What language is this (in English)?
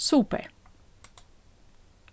Faroese